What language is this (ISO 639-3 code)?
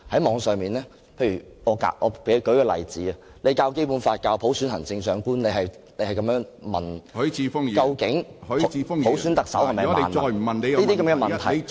yue